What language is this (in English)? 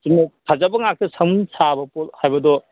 Manipuri